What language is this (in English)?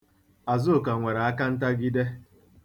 Igbo